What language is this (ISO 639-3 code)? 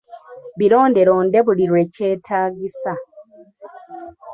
lug